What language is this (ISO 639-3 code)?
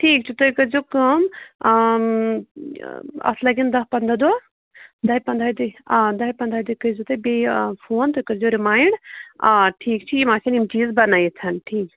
kas